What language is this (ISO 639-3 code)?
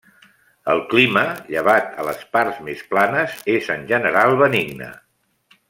cat